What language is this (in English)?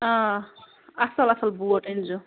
Kashmiri